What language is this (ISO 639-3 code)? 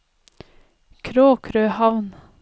nor